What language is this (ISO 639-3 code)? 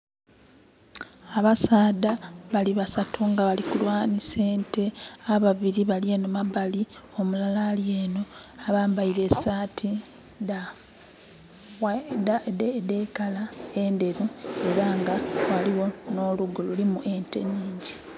xog